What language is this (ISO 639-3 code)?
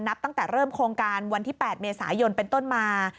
tha